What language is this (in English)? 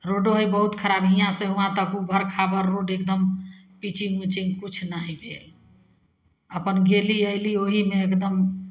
Maithili